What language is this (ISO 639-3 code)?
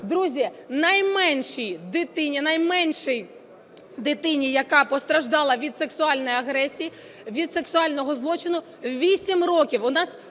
ukr